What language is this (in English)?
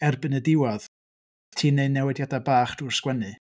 Welsh